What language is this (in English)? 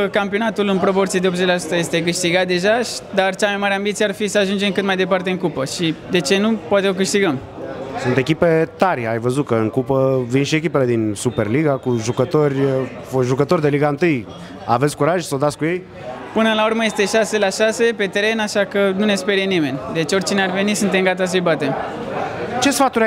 Romanian